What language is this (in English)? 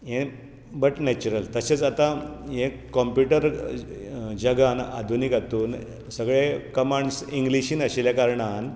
Konkani